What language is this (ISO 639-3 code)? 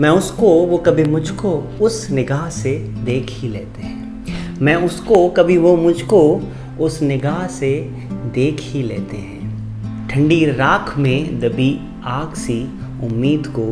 hin